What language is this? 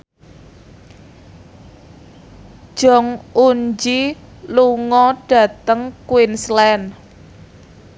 Javanese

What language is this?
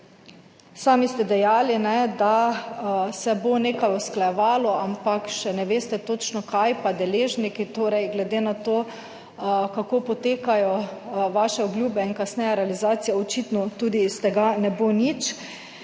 Slovenian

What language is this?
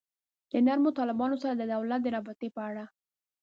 Pashto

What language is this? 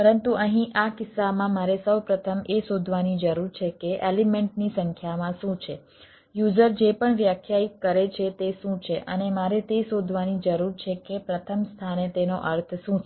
Gujarati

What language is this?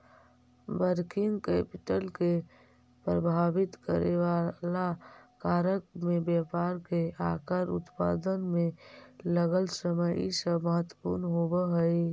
Magahi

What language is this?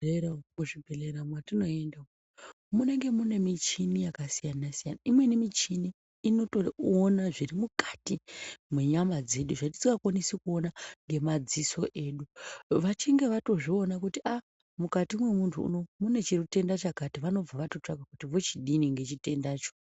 Ndau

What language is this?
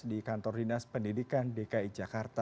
Indonesian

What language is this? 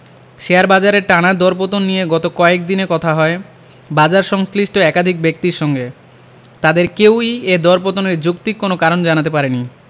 Bangla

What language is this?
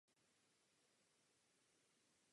Czech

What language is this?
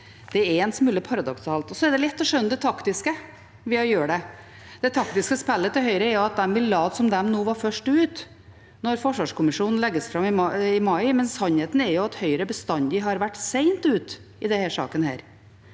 Norwegian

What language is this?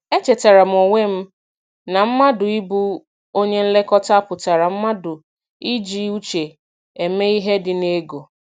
Igbo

